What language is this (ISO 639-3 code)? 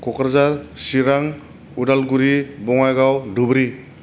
brx